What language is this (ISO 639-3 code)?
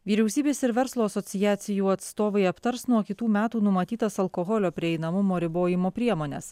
lit